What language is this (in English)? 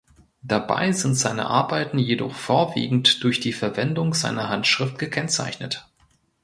German